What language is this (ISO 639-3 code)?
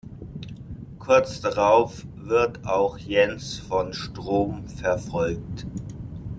deu